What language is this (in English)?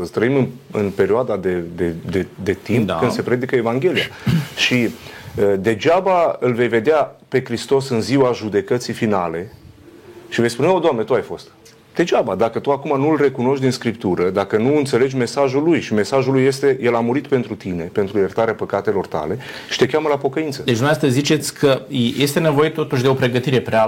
Romanian